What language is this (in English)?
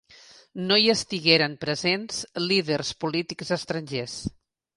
Catalan